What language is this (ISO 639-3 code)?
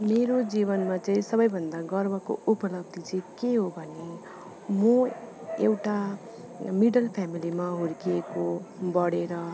nep